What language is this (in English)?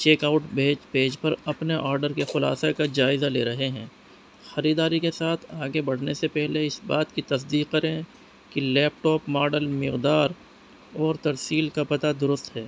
Urdu